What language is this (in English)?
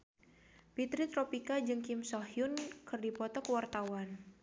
Sundanese